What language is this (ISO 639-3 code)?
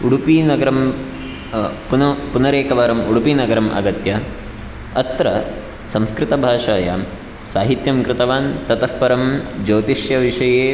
san